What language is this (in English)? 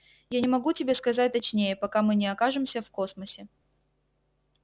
Russian